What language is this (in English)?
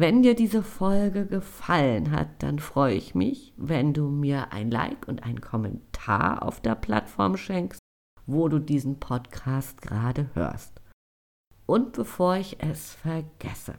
German